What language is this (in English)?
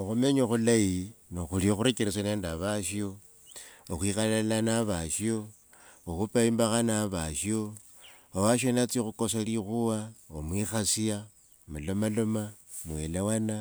Wanga